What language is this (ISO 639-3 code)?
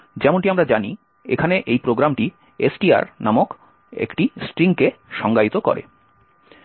ben